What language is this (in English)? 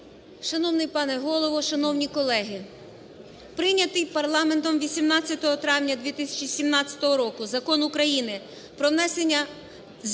Ukrainian